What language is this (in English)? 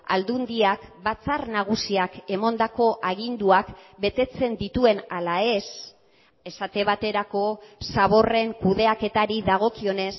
Basque